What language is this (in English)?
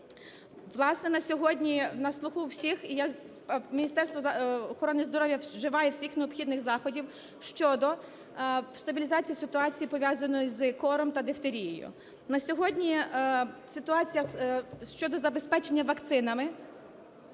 Ukrainian